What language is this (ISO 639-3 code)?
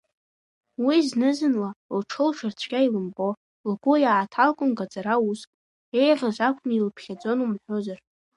abk